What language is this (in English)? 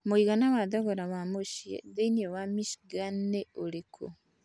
Kikuyu